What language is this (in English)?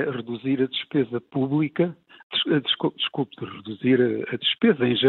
Portuguese